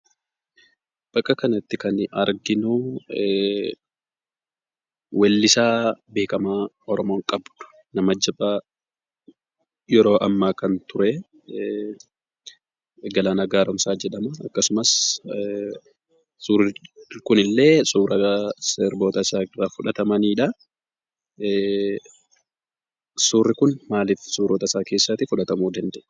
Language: Oromo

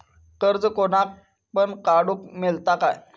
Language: Marathi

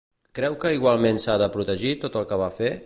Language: Catalan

